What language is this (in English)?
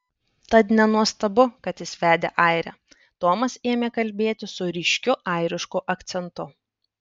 Lithuanian